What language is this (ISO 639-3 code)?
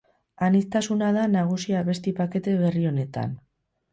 eus